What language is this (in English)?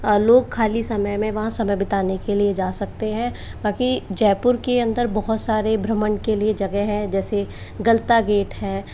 Hindi